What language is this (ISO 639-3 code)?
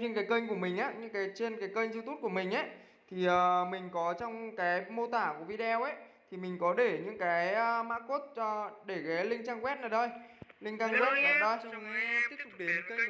vie